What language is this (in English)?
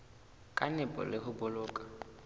Southern Sotho